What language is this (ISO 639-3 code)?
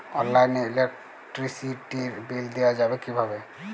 ben